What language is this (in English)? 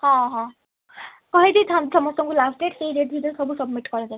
Odia